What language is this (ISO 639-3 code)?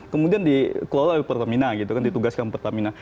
ind